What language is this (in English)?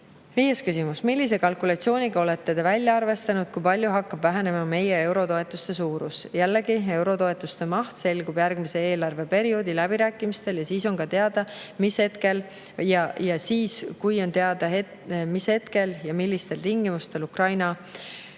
Estonian